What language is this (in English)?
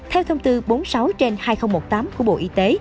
Vietnamese